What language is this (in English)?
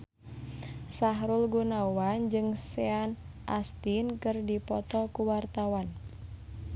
Sundanese